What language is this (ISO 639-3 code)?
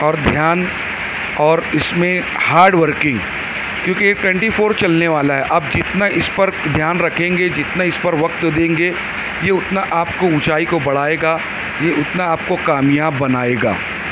urd